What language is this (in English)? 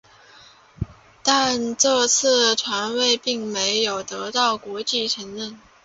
Chinese